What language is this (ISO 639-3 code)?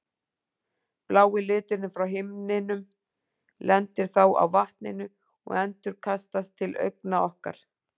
isl